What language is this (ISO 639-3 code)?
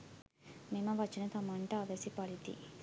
sin